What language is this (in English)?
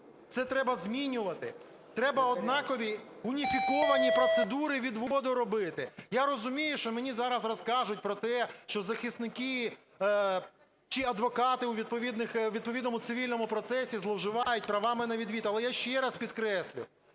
Ukrainian